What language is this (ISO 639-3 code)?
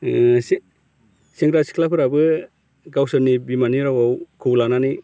brx